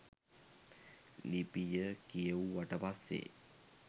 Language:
Sinhala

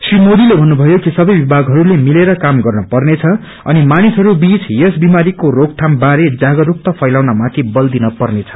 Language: Nepali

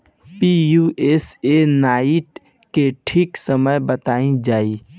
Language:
Bhojpuri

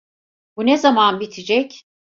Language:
Turkish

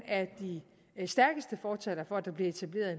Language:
Danish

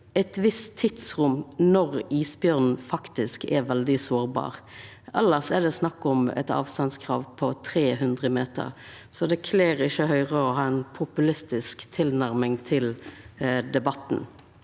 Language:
Norwegian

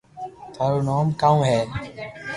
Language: Loarki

